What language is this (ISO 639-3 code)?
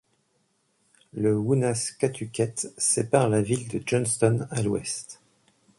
fra